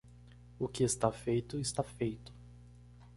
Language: Portuguese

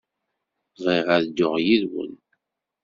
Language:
Kabyle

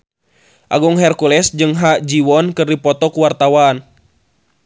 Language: Sundanese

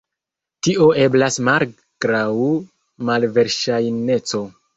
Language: Esperanto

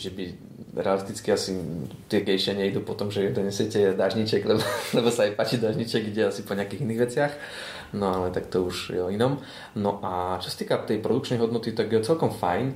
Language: Slovak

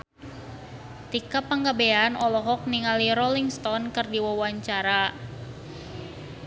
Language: Sundanese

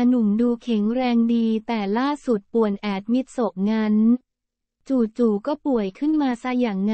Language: Thai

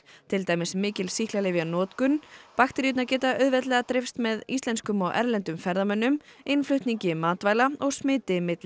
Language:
Icelandic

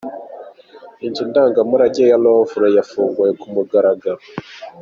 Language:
Kinyarwanda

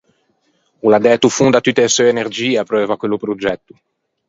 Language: Ligurian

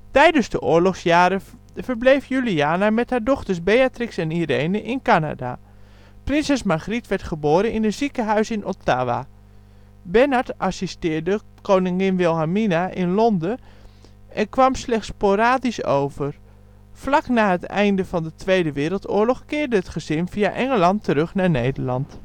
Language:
Dutch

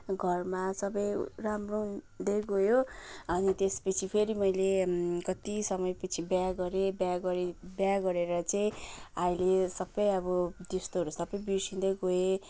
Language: Nepali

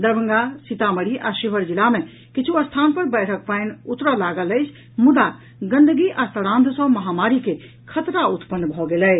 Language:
Maithili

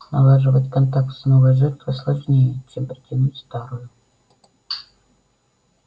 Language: Russian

